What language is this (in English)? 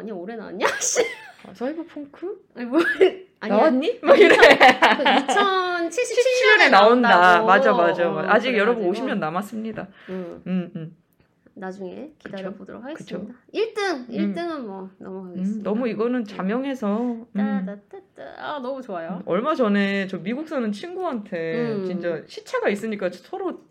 Korean